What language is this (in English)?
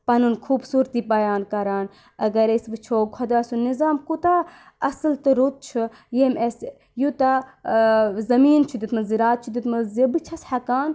Kashmiri